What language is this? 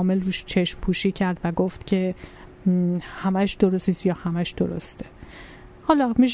Persian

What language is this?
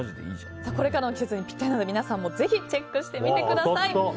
Japanese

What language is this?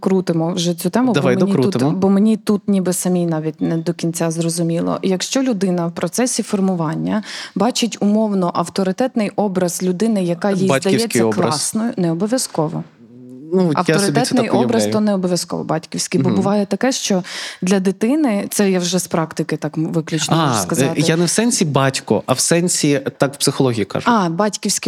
Ukrainian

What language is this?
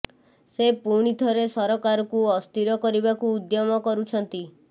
Odia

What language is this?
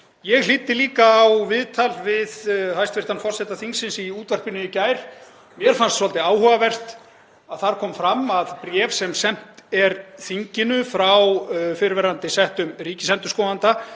Icelandic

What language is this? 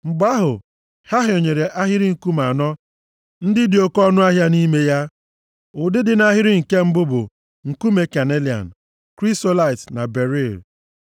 Igbo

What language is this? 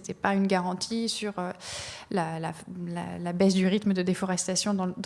French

